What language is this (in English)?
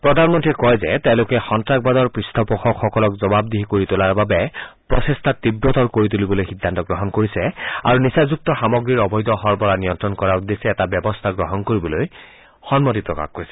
Assamese